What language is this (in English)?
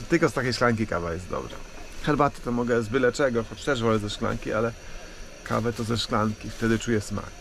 Polish